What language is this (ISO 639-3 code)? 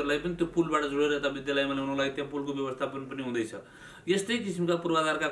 nep